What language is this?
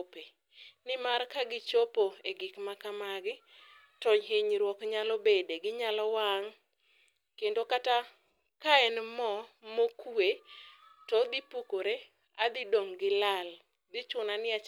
Luo (Kenya and Tanzania)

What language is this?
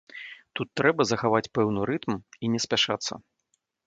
Belarusian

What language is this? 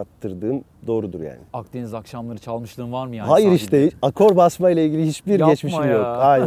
Turkish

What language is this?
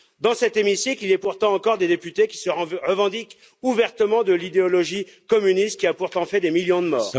French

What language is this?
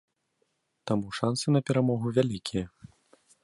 Belarusian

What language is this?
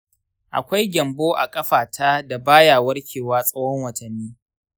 Hausa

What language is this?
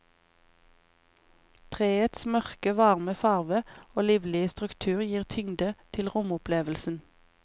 Norwegian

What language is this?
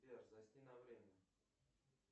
Russian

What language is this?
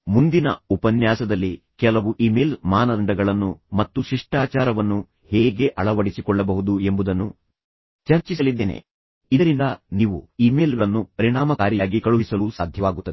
Kannada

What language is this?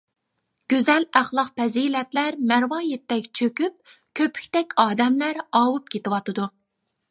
Uyghur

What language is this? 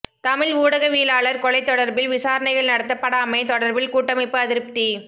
Tamil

